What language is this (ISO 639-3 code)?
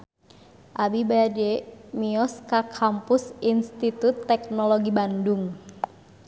sun